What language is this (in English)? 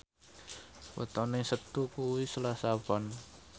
Javanese